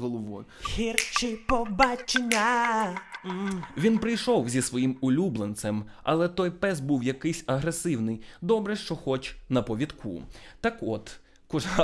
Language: Ukrainian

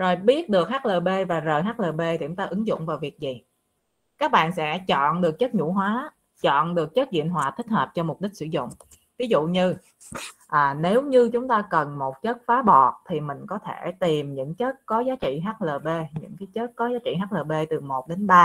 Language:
Vietnamese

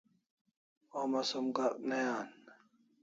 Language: Kalasha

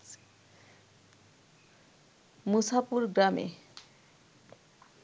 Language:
Bangla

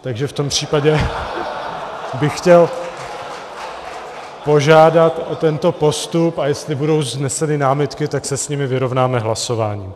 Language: Czech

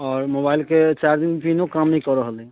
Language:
Maithili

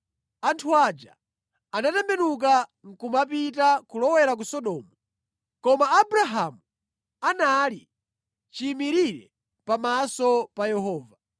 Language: Nyanja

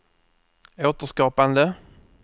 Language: Swedish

